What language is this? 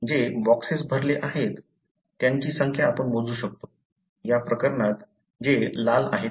Marathi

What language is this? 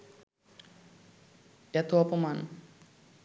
Bangla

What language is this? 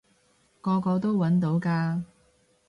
Cantonese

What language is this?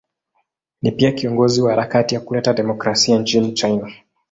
Swahili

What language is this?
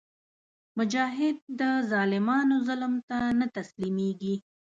Pashto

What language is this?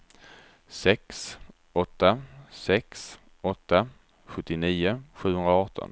Swedish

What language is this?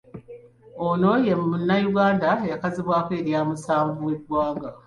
Ganda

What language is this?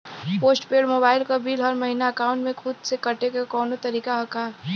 Bhojpuri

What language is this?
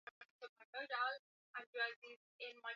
Swahili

